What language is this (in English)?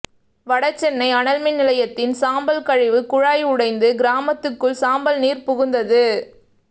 Tamil